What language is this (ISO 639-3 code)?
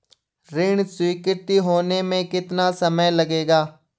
hin